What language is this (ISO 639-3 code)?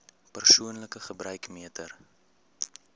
afr